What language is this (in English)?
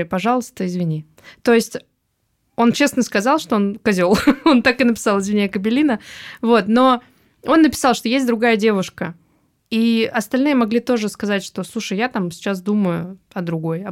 Russian